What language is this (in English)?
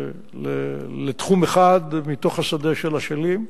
Hebrew